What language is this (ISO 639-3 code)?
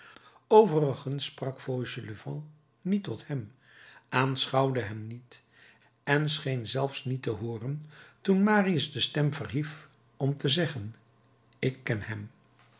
nld